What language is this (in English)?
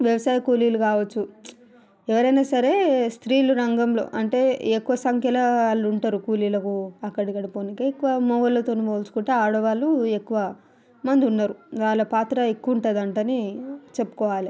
Telugu